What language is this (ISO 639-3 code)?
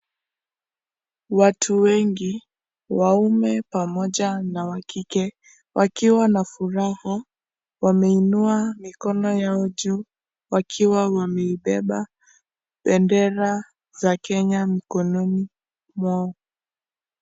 swa